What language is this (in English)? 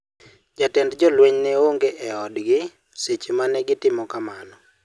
Luo (Kenya and Tanzania)